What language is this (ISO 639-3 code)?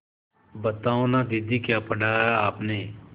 hin